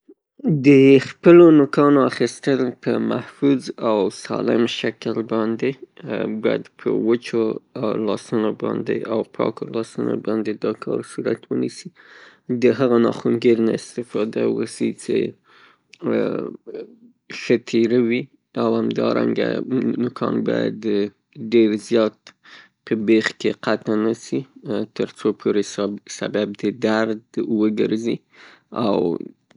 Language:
Pashto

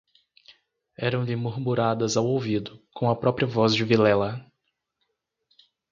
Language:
Portuguese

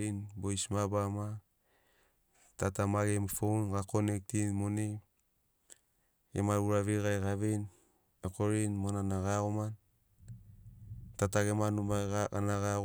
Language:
Sinaugoro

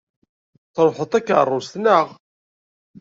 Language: Kabyle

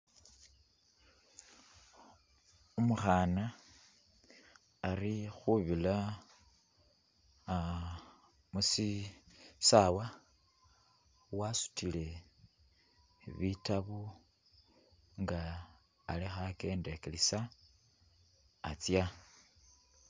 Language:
Masaaba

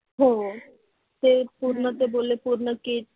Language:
Marathi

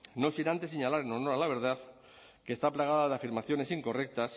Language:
Spanish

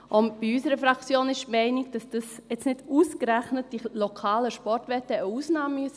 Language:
Swiss German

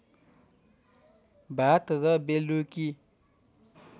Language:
Nepali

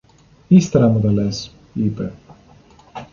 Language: Greek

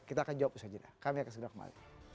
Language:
Indonesian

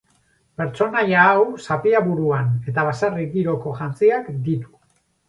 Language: Basque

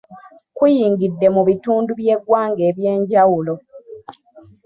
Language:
Ganda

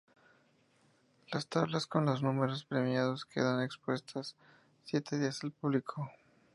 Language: Spanish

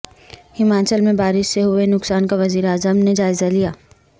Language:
Urdu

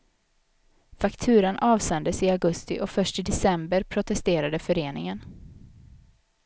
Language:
Swedish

